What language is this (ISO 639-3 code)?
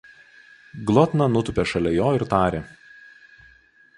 lit